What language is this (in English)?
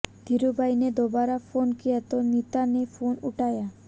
Hindi